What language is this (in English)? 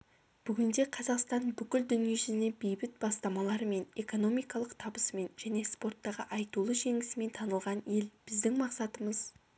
Kazakh